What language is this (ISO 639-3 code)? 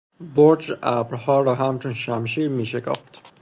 fas